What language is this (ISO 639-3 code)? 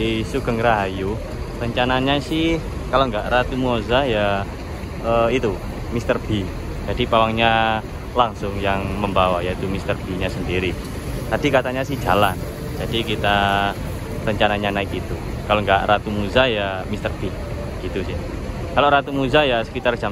ind